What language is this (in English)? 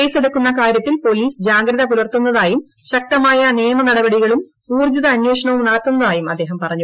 Malayalam